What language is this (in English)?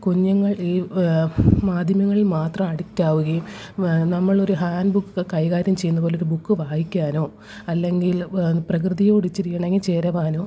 Malayalam